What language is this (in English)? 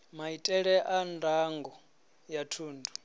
Venda